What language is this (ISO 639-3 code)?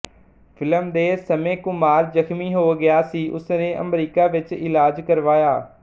pan